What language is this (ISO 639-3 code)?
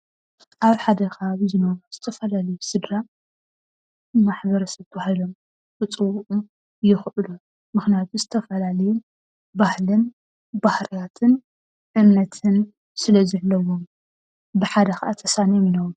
tir